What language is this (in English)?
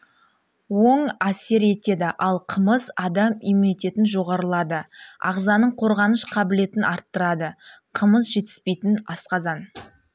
Kazakh